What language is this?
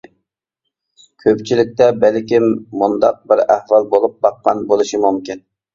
Uyghur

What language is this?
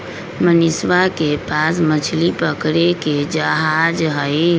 Magahi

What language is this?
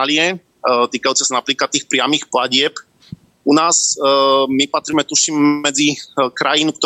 Slovak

